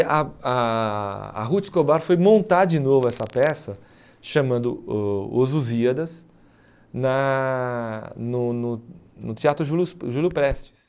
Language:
Portuguese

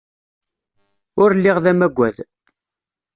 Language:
Kabyle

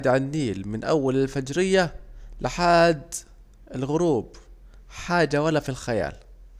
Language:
Saidi Arabic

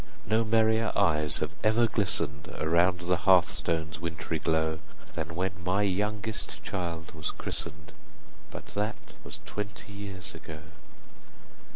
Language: English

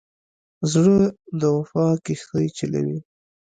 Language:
Pashto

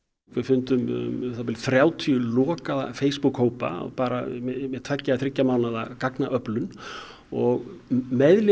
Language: Icelandic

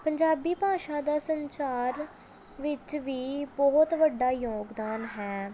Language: Punjabi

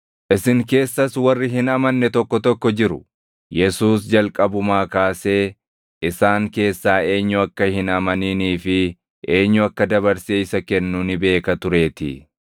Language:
Oromo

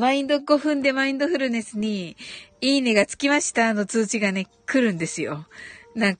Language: Japanese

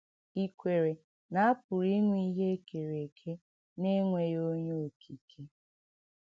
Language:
Igbo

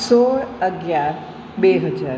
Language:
Gujarati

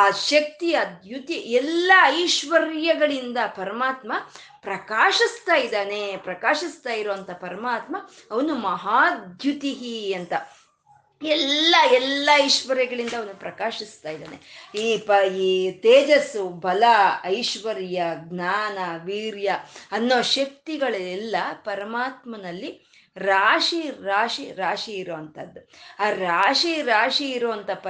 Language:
Kannada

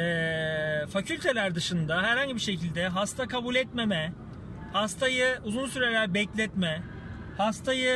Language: Turkish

